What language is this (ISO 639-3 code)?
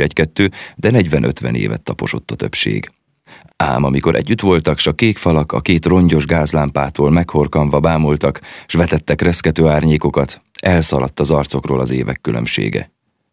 hun